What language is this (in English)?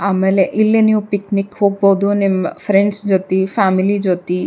Kannada